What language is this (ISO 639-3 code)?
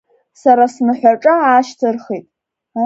abk